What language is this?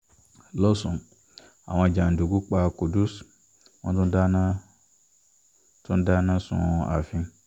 Yoruba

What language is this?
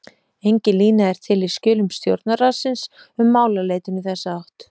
Icelandic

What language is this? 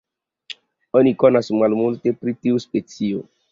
Esperanto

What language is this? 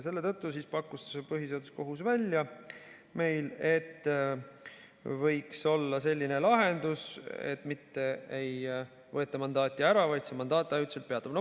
Estonian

